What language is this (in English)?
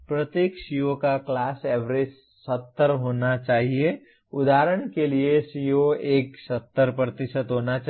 Hindi